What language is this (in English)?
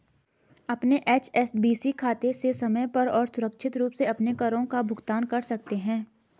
Hindi